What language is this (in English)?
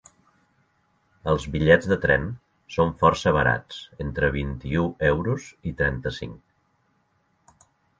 Catalan